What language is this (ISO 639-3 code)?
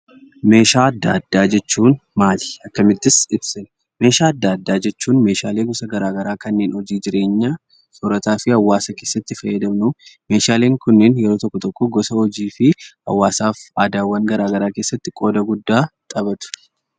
orm